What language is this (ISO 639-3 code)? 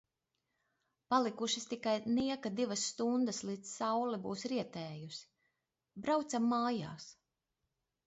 lav